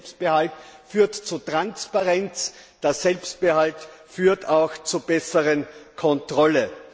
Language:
German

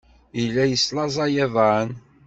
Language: Kabyle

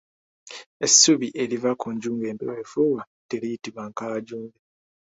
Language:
Ganda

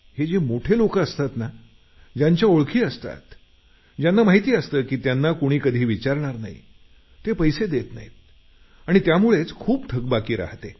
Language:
Marathi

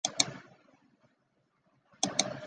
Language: Chinese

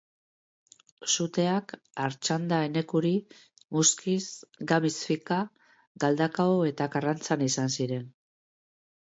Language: Basque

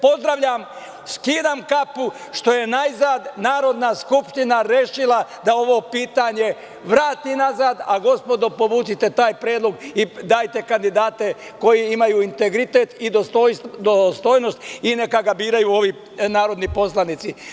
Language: Serbian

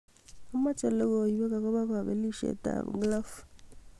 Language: Kalenjin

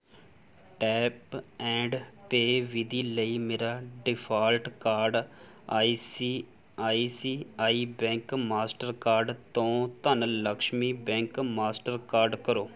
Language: Punjabi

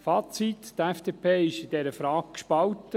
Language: Swiss German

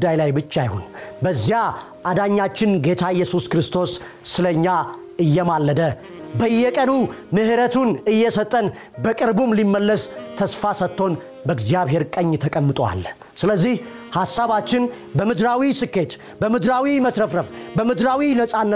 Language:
Amharic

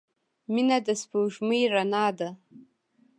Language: Pashto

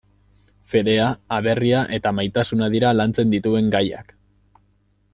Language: Basque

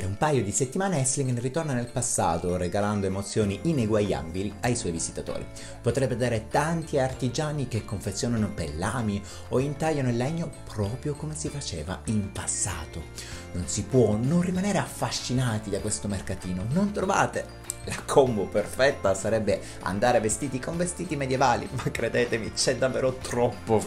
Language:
Italian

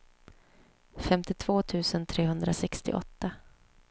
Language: Swedish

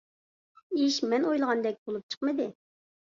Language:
Uyghur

